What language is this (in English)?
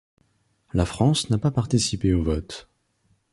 French